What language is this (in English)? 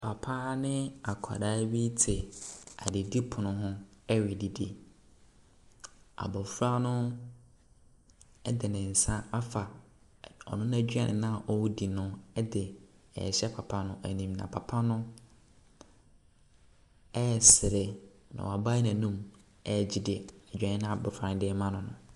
Akan